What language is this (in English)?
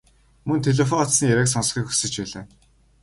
Mongolian